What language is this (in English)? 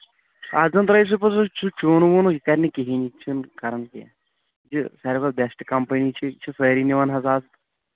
Kashmiri